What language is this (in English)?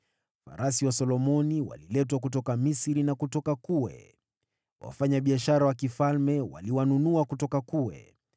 Swahili